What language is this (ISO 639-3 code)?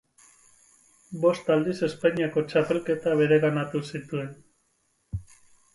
eus